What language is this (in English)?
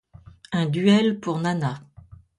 French